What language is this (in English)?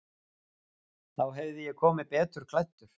Icelandic